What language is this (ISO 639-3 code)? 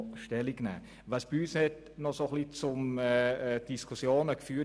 gsw